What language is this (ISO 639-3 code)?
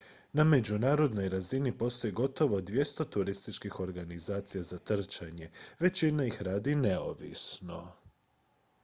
hrv